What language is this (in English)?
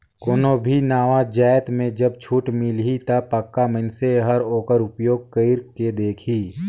Chhattisgarhi